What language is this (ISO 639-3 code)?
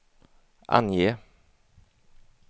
swe